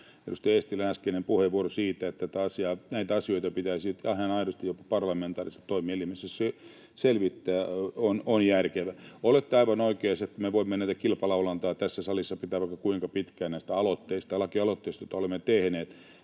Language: Finnish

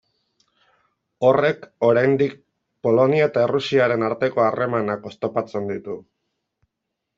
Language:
Basque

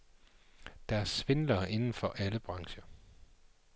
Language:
Danish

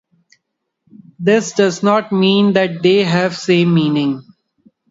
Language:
English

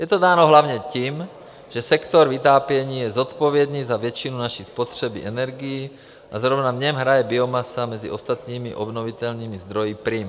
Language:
Czech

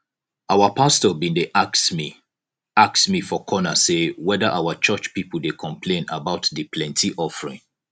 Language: Nigerian Pidgin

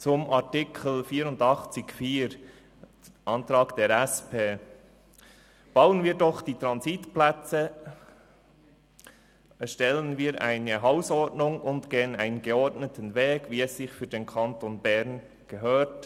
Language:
Swiss German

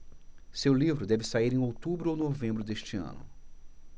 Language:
Portuguese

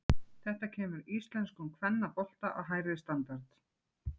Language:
Icelandic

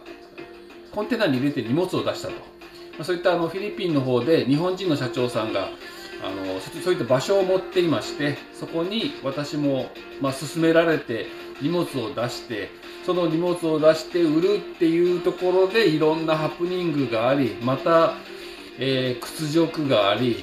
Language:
Japanese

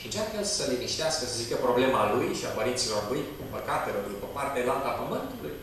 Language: Romanian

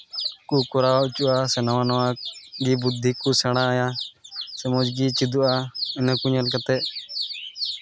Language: Santali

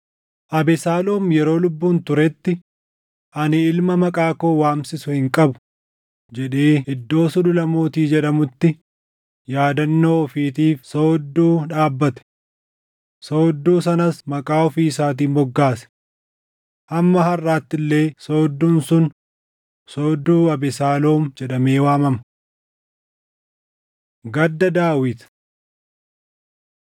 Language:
Oromo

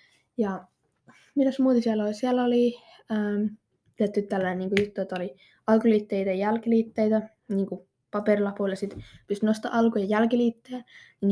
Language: Finnish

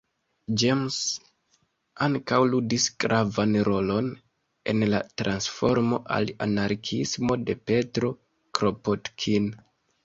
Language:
Esperanto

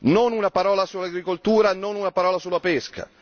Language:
Italian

